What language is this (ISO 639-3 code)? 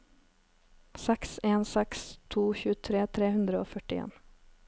nor